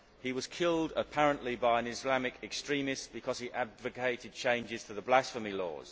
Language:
English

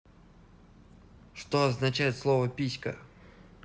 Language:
Russian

